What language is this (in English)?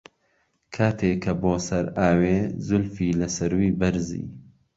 Central Kurdish